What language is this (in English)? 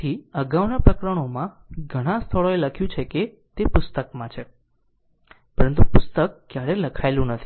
Gujarati